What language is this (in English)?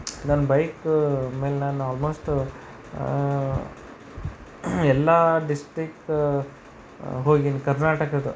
Kannada